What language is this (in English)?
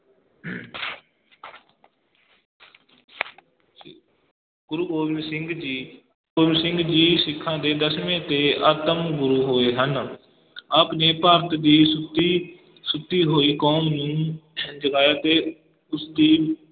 Punjabi